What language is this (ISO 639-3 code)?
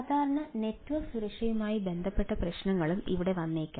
mal